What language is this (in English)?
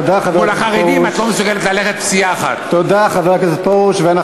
Hebrew